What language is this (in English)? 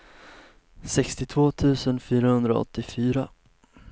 Swedish